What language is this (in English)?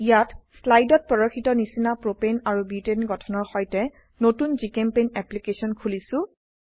Assamese